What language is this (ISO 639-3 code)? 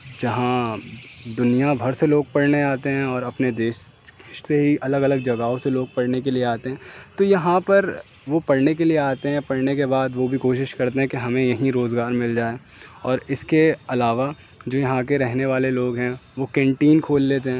urd